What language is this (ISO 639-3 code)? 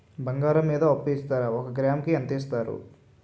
tel